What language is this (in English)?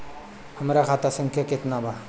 Bhojpuri